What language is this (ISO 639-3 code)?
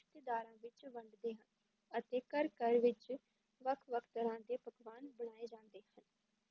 pan